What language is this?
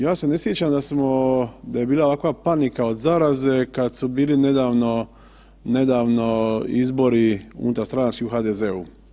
Croatian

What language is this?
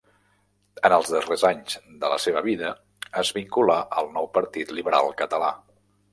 Catalan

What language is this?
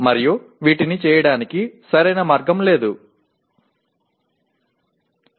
Tamil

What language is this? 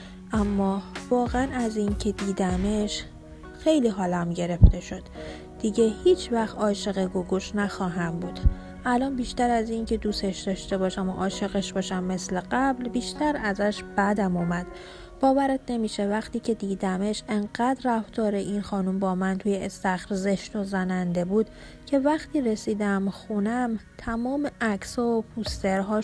Persian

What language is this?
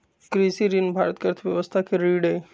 Magahi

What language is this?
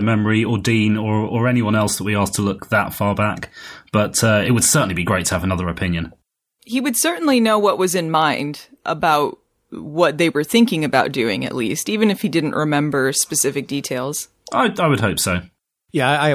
English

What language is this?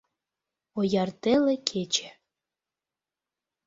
Mari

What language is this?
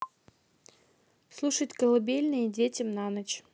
Russian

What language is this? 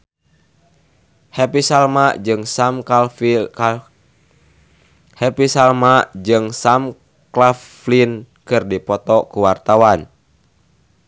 Sundanese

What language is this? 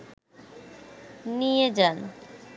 Bangla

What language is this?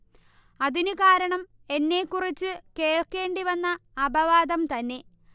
Malayalam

